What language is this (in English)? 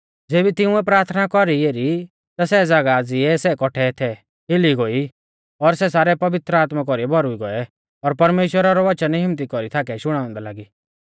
Mahasu Pahari